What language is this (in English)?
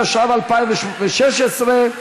Hebrew